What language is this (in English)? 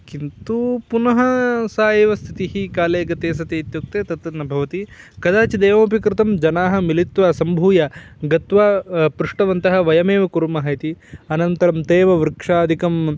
Sanskrit